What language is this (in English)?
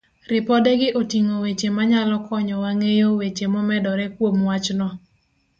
Luo (Kenya and Tanzania)